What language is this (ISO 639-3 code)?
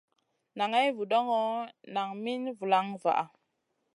mcn